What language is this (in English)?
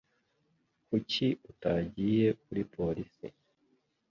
Kinyarwanda